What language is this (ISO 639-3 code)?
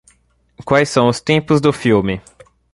por